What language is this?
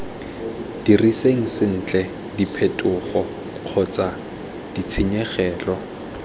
Tswana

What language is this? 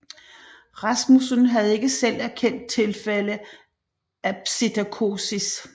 Danish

